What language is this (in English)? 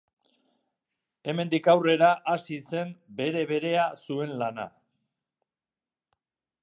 Basque